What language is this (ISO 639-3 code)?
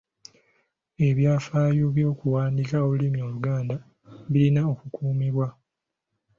lug